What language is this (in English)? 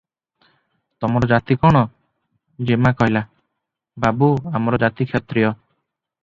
Odia